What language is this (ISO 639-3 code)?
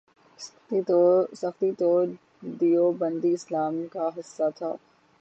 urd